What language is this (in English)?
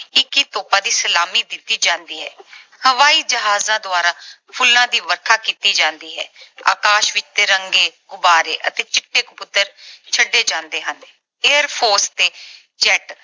Punjabi